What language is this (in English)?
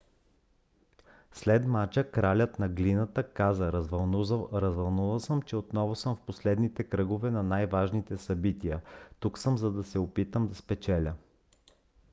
Bulgarian